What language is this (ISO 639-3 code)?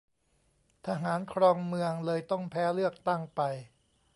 tha